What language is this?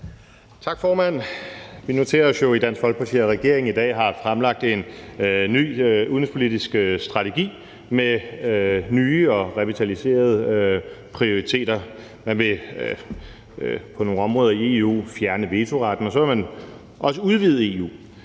Danish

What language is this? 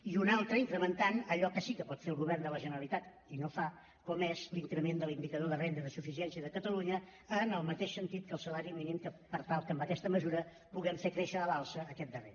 Catalan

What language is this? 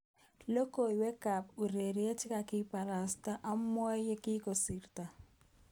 Kalenjin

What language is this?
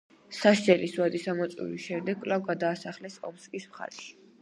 Georgian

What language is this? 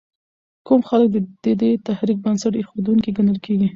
Pashto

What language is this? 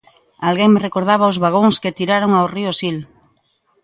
Galician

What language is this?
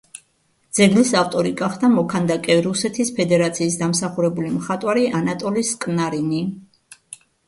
Georgian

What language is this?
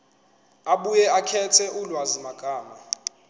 Zulu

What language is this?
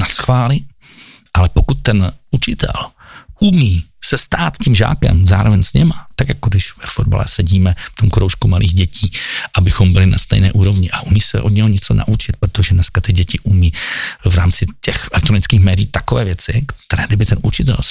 Czech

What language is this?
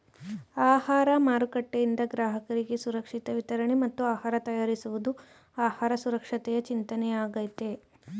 Kannada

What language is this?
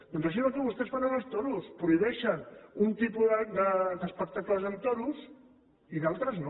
Catalan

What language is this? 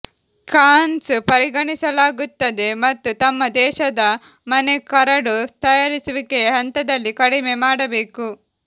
Kannada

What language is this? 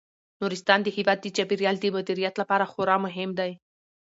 Pashto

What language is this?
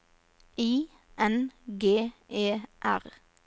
Norwegian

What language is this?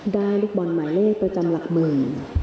Thai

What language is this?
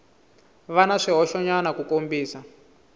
Tsonga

